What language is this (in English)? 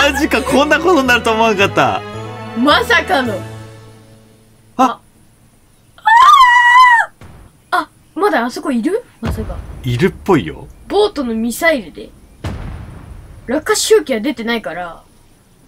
Japanese